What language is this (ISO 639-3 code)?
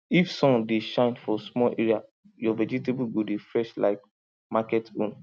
pcm